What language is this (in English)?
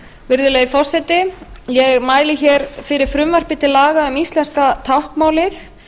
Icelandic